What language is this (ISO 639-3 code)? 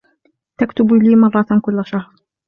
ara